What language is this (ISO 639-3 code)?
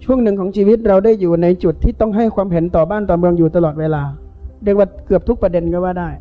tha